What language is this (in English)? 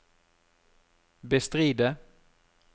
Norwegian